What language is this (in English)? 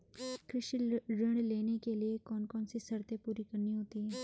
Hindi